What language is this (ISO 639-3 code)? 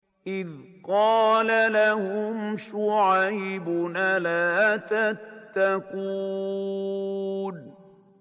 ara